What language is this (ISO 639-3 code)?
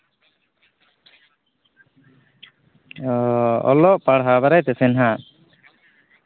sat